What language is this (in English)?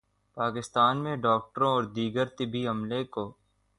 Urdu